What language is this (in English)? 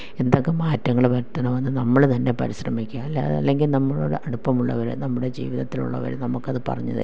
Malayalam